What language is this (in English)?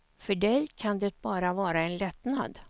Swedish